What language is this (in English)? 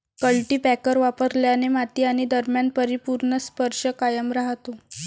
Marathi